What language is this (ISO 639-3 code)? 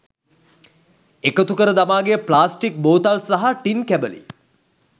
sin